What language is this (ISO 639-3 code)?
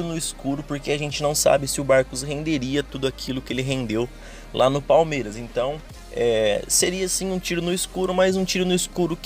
por